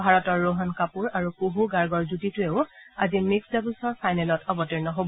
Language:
Assamese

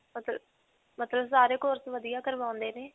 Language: Punjabi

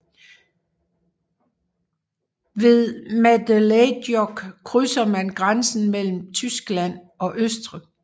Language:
Danish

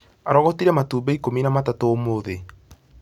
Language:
Kikuyu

